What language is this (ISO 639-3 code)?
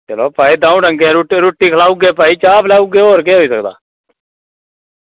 doi